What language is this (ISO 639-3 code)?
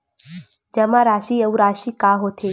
hne